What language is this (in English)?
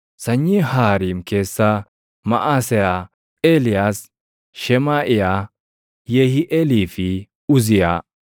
Oromo